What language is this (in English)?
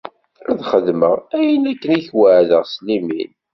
Kabyle